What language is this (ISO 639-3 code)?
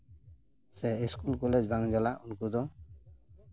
sat